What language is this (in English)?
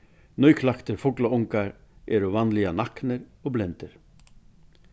Faroese